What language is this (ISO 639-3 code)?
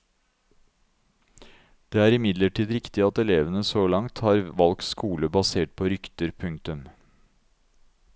nor